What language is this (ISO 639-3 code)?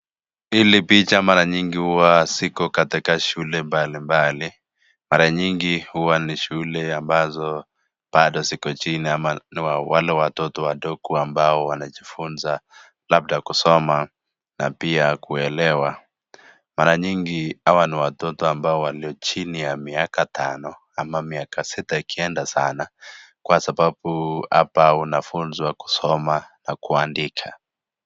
swa